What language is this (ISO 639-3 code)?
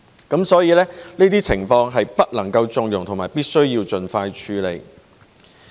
yue